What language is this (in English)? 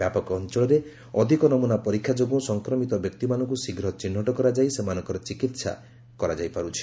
Odia